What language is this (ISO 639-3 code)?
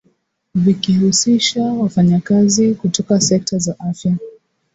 swa